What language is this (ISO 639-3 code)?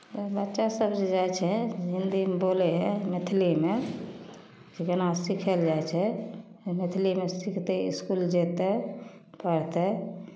mai